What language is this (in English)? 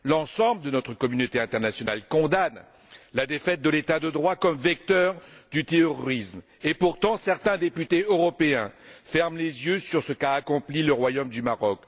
French